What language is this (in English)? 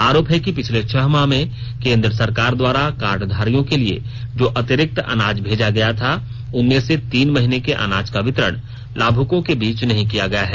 Hindi